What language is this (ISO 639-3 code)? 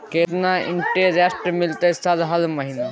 mai